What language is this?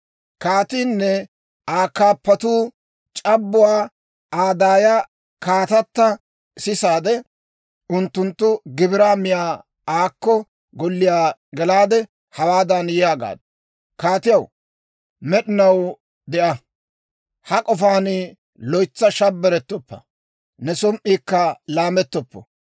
Dawro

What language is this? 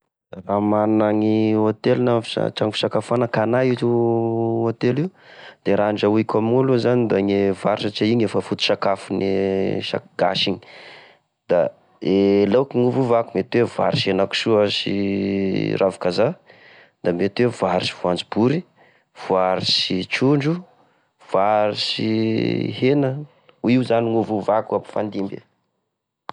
Tesaka Malagasy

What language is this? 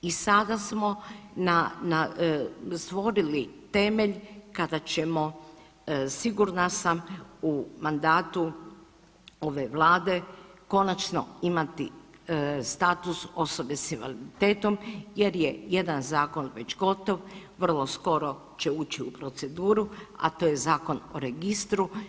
Croatian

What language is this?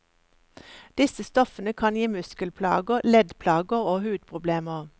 Norwegian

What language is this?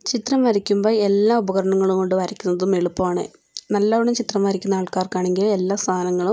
Malayalam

